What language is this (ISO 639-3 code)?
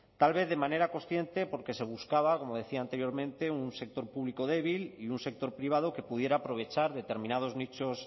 spa